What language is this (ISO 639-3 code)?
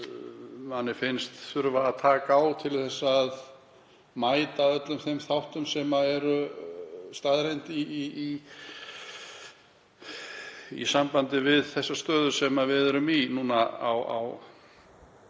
isl